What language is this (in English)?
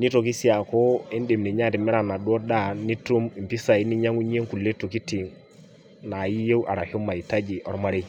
Masai